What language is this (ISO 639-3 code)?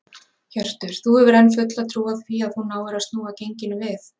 isl